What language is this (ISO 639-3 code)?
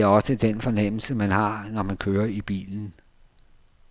dan